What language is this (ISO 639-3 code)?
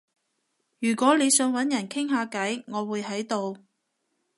yue